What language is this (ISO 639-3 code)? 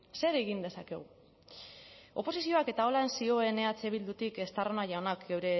eus